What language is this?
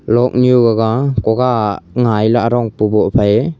Wancho Naga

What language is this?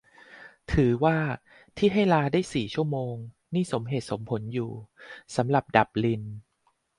Thai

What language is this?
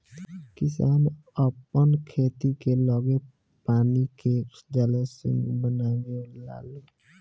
Bhojpuri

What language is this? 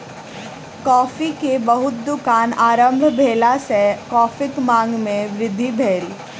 Maithili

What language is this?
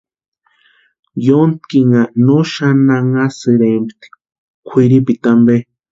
Western Highland Purepecha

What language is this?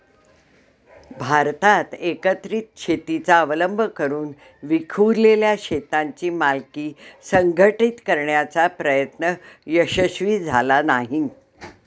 Marathi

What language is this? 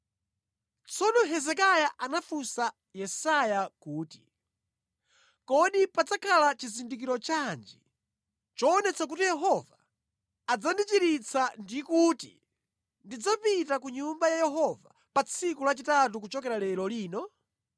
Nyanja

